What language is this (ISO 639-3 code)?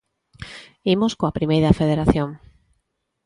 glg